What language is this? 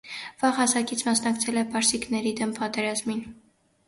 Armenian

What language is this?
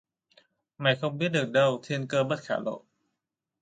Vietnamese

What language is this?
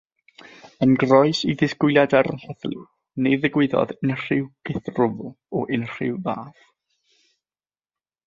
Welsh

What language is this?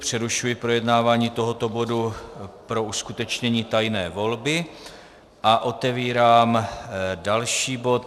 Czech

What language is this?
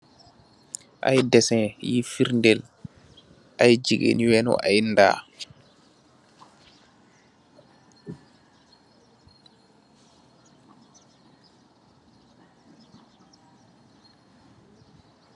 Wolof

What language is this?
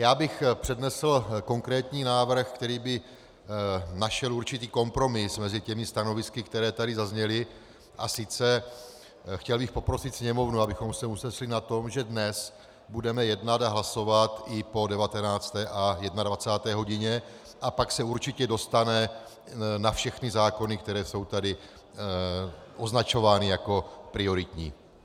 Czech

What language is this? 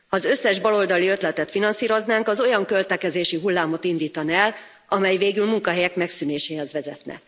Hungarian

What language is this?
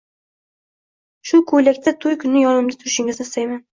Uzbek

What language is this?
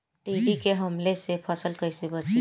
Bhojpuri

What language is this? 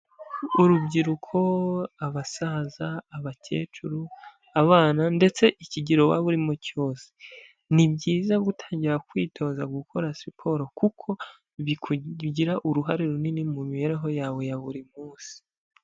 Kinyarwanda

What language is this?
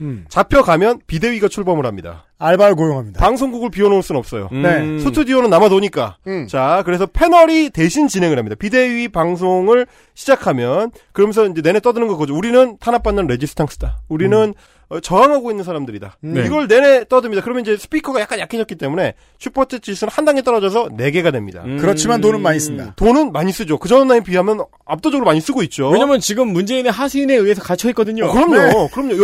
Korean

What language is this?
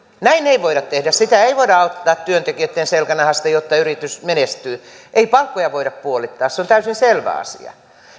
Finnish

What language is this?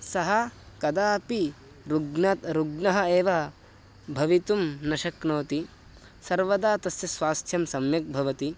Sanskrit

